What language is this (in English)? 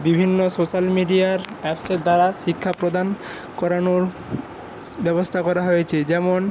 Bangla